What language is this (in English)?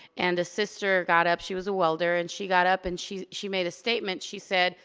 English